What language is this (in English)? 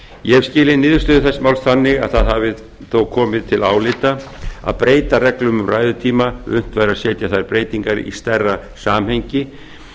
Icelandic